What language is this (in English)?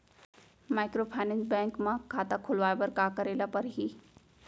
Chhattisgarhi